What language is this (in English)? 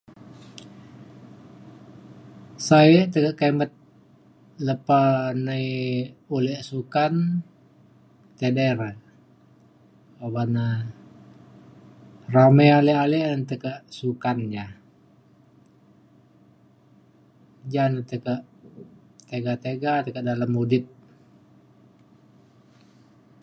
Mainstream Kenyah